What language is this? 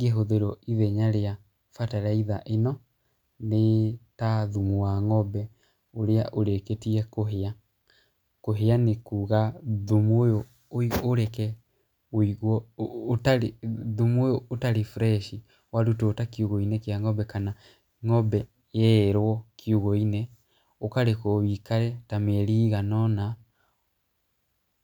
Kikuyu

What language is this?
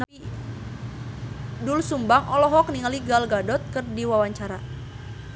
Sundanese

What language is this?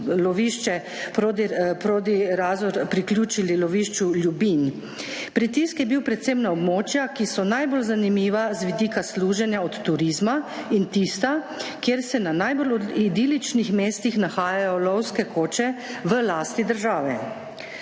Slovenian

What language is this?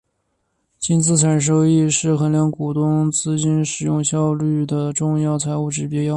Chinese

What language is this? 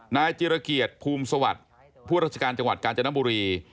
Thai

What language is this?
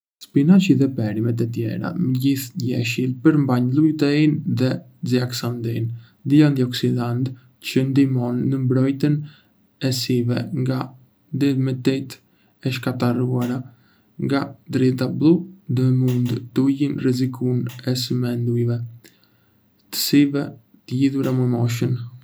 Arbëreshë Albanian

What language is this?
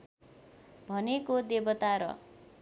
Nepali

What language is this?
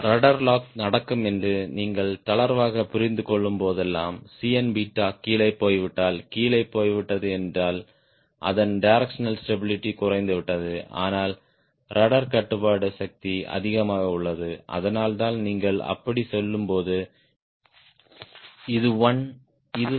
Tamil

